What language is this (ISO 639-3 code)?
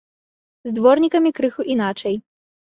bel